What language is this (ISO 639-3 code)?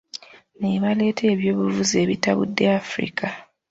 lug